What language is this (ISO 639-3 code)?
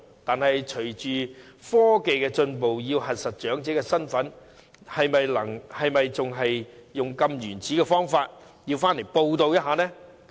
yue